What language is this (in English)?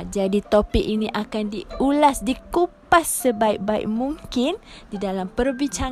Malay